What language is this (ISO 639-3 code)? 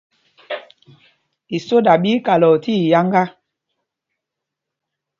mgg